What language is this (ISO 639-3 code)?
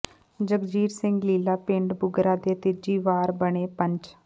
pan